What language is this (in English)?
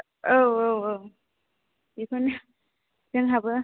Bodo